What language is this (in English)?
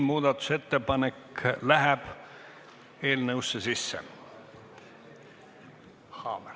Estonian